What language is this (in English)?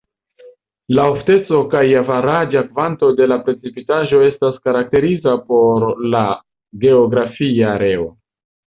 Esperanto